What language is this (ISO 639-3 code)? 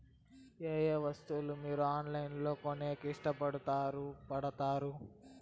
tel